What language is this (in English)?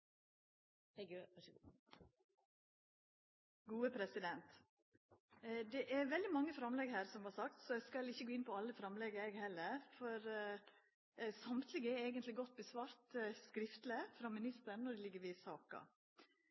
Norwegian Nynorsk